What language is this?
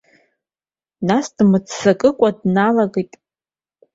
Abkhazian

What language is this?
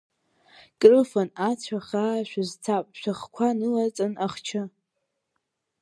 Abkhazian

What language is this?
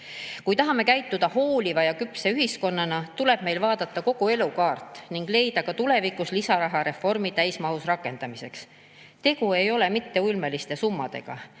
Estonian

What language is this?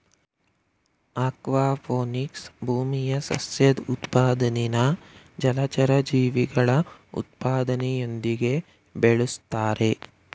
Kannada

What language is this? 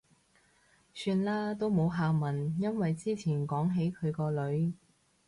Cantonese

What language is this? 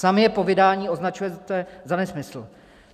Czech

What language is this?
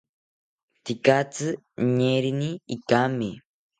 South Ucayali Ashéninka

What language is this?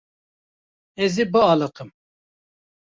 Kurdish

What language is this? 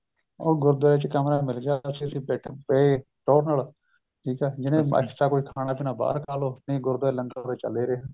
Punjabi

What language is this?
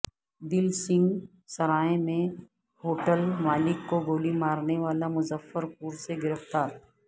Urdu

